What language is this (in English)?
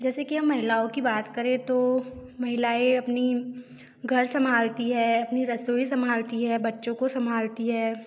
Hindi